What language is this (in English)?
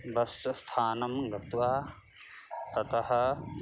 Sanskrit